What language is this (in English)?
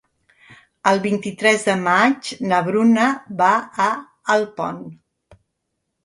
Catalan